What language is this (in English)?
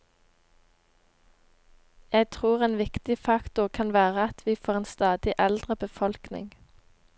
Norwegian